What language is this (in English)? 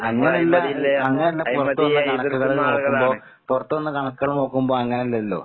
Malayalam